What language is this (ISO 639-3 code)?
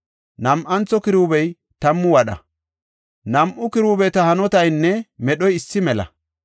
gof